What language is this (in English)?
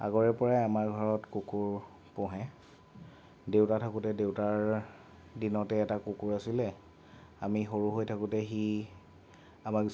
Assamese